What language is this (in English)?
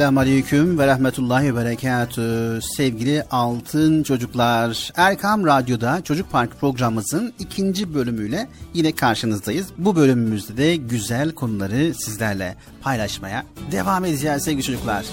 Turkish